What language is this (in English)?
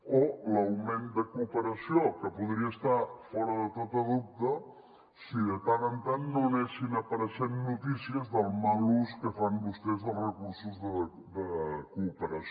Catalan